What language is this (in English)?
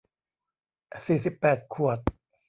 Thai